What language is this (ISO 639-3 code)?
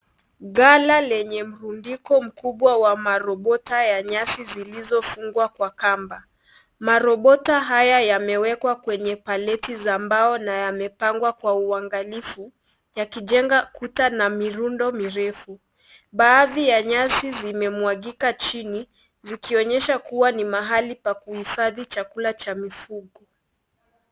swa